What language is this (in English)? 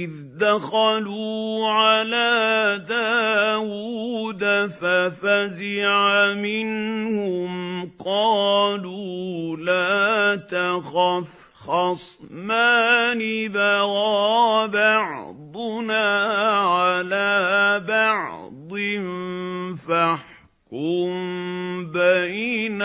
Arabic